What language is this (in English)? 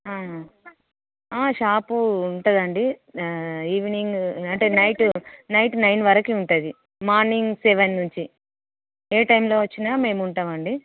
Telugu